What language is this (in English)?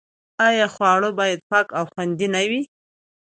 Pashto